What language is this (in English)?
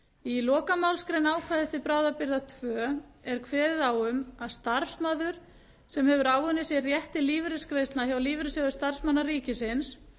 Icelandic